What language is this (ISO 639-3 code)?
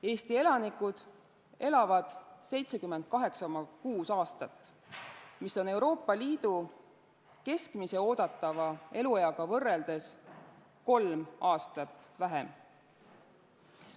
est